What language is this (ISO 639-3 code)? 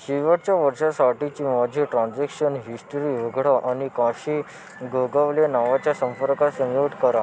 mar